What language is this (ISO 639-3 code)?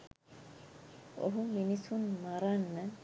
sin